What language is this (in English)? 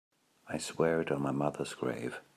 English